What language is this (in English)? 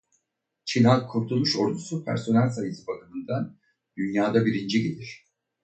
Turkish